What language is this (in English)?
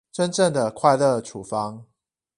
Chinese